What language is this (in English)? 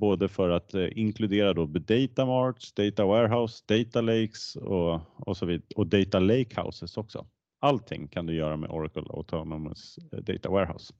Swedish